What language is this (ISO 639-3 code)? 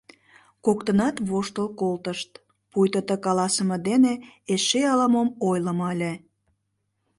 chm